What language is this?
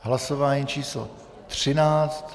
Czech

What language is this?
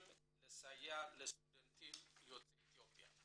Hebrew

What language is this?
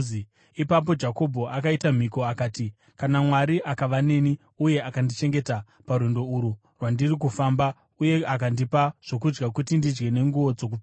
Shona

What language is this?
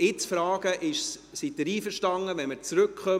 Swiss German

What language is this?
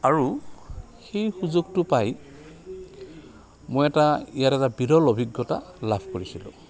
Assamese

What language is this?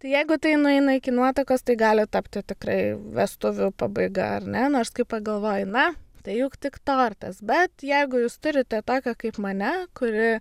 Lithuanian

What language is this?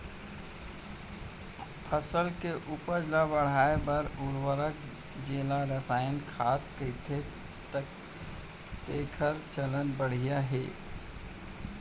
Chhattisgarhi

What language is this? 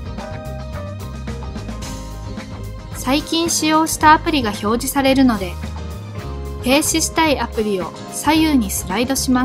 Japanese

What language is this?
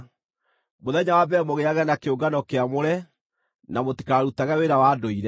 Kikuyu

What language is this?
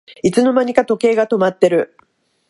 Japanese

